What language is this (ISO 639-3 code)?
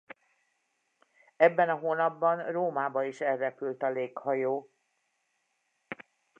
hun